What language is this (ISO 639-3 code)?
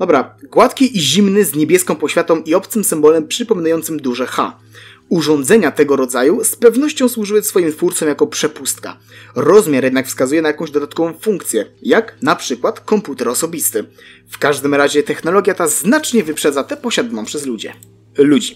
pol